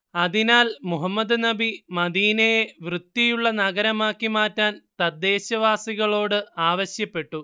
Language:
Malayalam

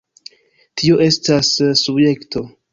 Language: Esperanto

